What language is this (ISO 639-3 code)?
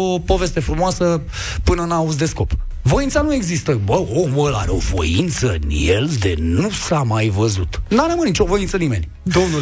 ron